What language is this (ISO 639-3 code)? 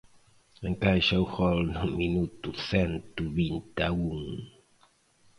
glg